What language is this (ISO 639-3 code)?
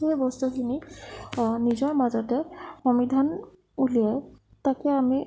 asm